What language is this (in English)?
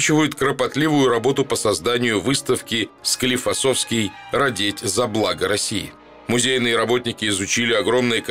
Russian